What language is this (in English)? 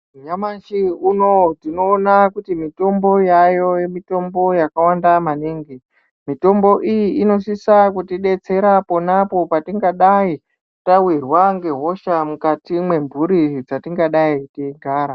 Ndau